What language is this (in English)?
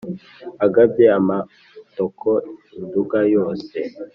Kinyarwanda